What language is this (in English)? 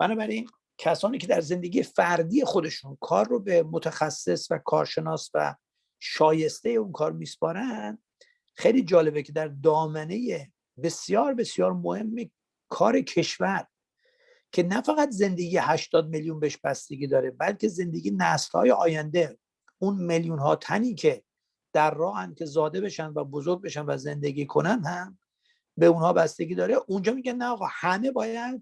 Persian